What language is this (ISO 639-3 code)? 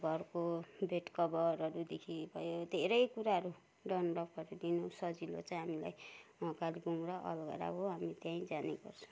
nep